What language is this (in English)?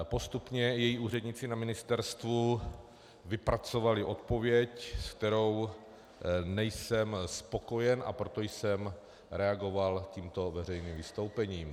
Czech